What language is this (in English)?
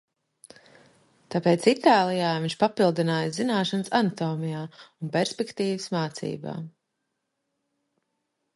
Latvian